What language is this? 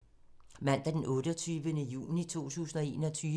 Danish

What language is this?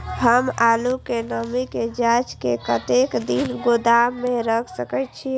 Maithili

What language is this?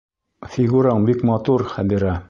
Bashkir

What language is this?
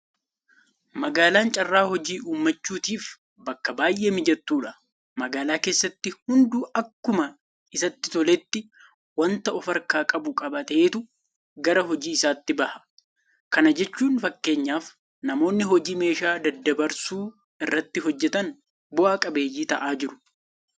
Oromo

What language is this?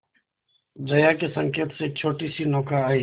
Hindi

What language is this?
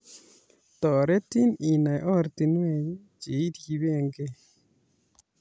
Kalenjin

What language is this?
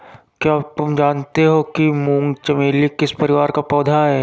Hindi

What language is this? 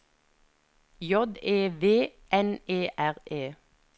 Norwegian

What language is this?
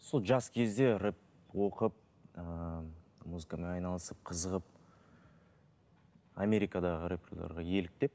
Kazakh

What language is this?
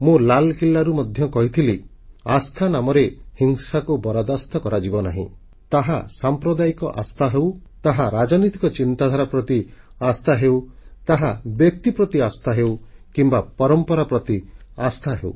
Odia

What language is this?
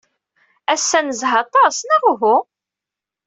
Kabyle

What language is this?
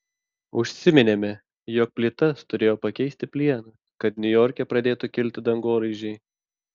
Lithuanian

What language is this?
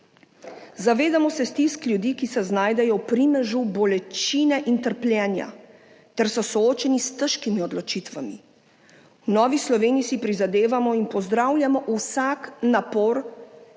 Slovenian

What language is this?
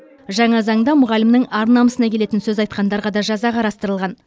Kazakh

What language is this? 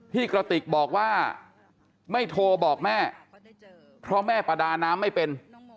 Thai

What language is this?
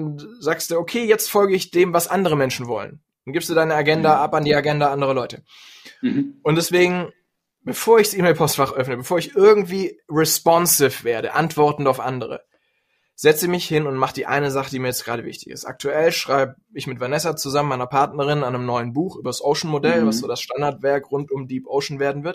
German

